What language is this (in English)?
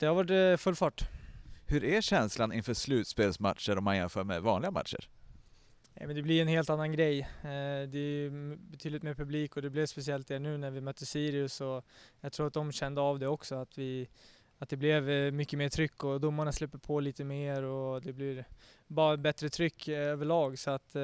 Swedish